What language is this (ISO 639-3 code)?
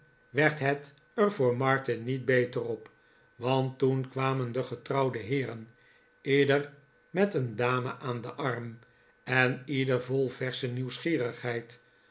nld